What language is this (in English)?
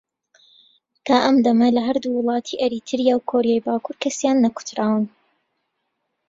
Central Kurdish